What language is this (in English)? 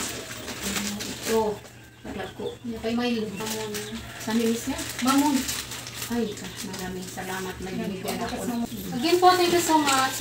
Filipino